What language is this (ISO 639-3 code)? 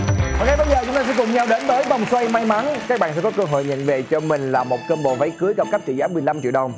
vie